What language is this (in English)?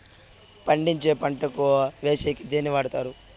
Telugu